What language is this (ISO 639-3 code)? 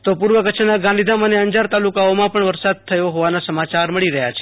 guj